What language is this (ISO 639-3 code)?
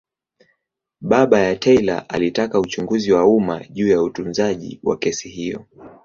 swa